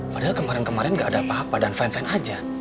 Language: Indonesian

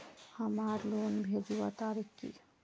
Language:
Magahi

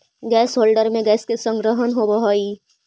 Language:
Magahi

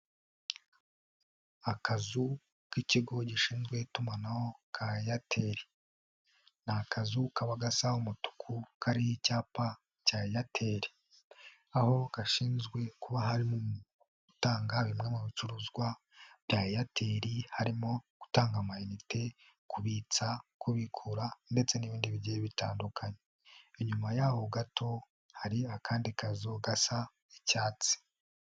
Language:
Kinyarwanda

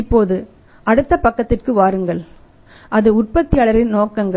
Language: Tamil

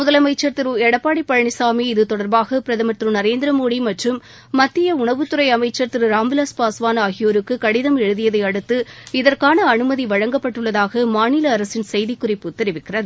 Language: Tamil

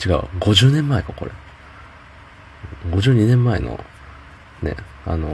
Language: Japanese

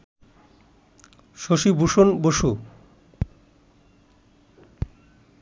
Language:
Bangla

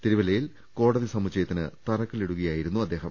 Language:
Malayalam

